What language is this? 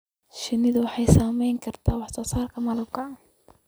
Somali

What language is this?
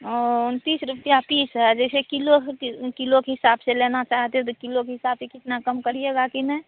Hindi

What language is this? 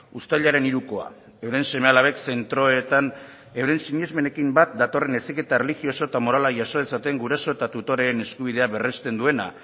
Basque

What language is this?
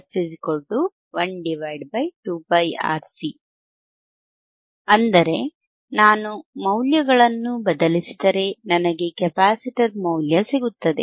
Kannada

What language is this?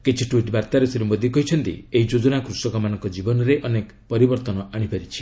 Odia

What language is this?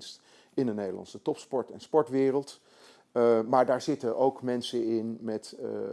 Dutch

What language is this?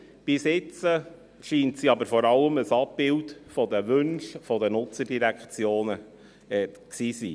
Swiss German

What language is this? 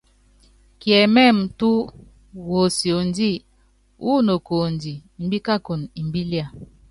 Yangben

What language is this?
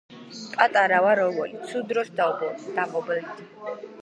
Georgian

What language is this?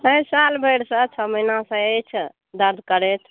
Maithili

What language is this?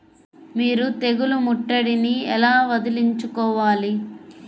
Telugu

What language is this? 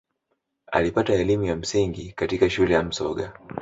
Swahili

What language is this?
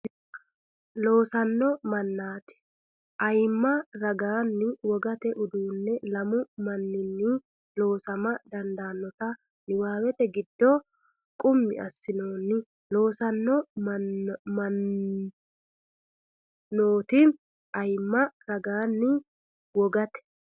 Sidamo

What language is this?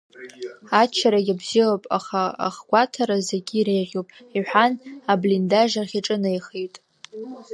Abkhazian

